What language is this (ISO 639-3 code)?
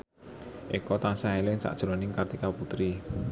jav